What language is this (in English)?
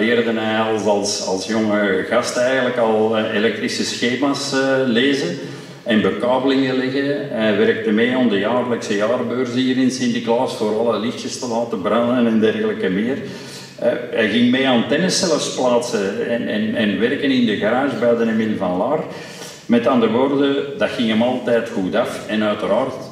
Dutch